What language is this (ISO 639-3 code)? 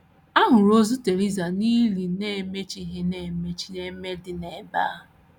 ibo